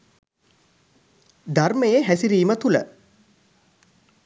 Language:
Sinhala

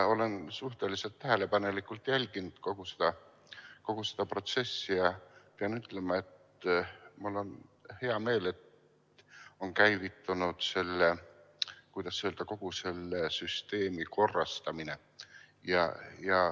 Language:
Estonian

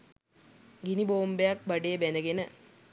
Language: Sinhala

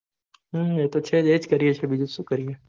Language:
Gujarati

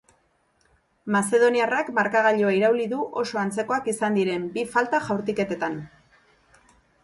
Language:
Basque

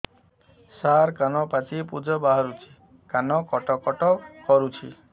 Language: Odia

